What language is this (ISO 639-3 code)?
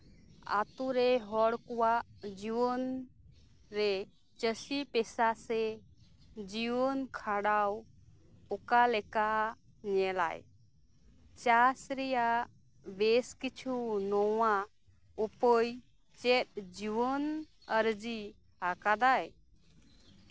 sat